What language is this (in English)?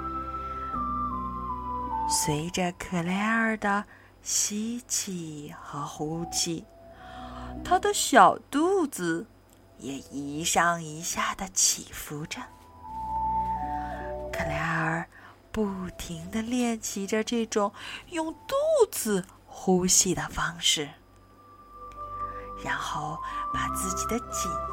Chinese